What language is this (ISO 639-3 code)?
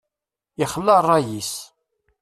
kab